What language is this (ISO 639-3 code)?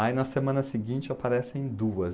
por